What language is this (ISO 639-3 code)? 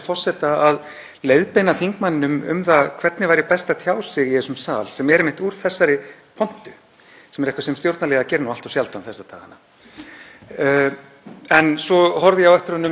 isl